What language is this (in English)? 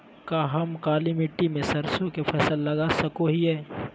Magahi